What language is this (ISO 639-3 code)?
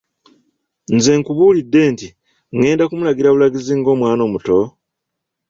lug